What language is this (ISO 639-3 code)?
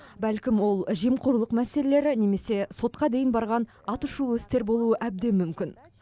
kaz